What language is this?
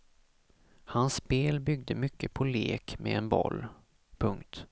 Swedish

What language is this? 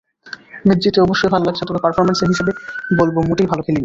Bangla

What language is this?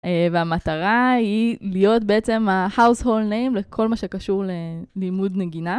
Hebrew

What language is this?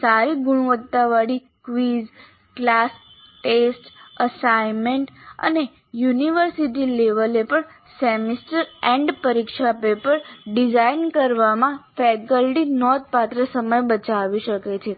Gujarati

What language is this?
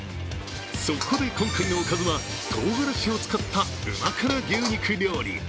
Japanese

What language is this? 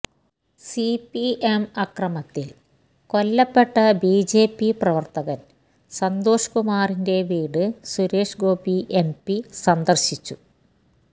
Malayalam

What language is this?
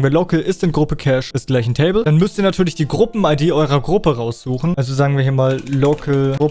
German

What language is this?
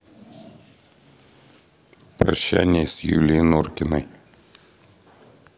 Russian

